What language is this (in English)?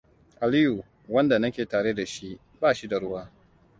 Hausa